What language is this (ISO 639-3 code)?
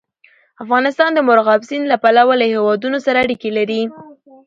pus